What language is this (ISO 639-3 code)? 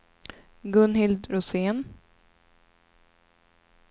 swe